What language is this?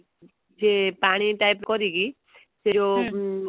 Odia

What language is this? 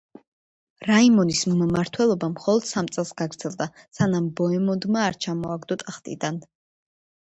Georgian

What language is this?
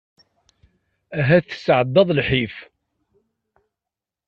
Kabyle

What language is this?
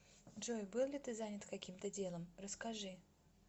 Russian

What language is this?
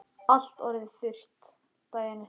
Icelandic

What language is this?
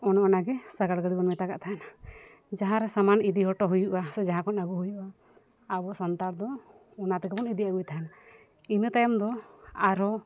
Santali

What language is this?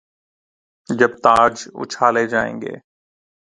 Urdu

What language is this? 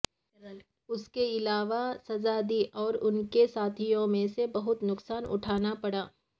Urdu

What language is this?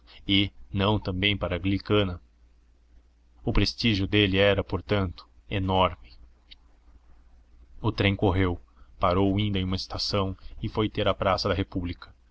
Portuguese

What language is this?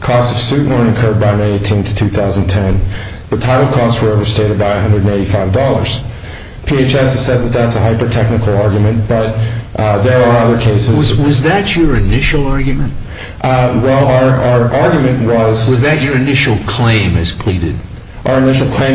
English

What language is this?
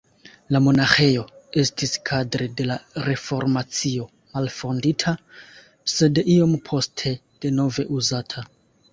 Esperanto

